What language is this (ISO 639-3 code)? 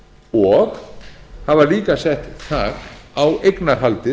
isl